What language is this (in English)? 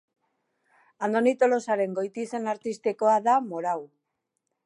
Basque